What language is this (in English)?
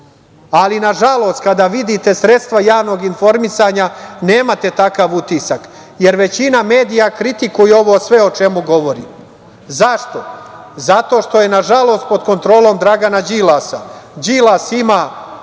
Serbian